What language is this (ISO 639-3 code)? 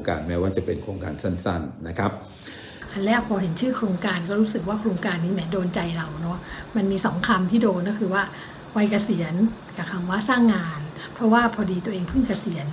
tha